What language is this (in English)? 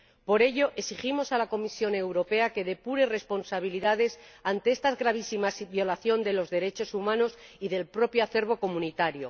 Spanish